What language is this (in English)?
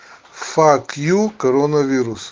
Russian